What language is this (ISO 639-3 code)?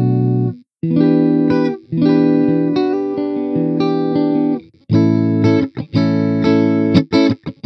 tha